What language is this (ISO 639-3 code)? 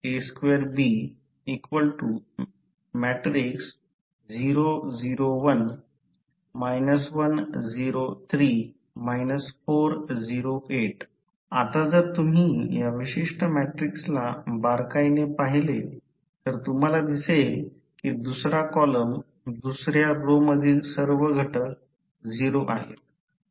mar